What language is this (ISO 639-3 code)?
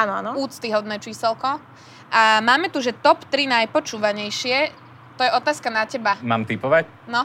slk